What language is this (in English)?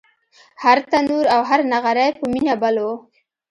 Pashto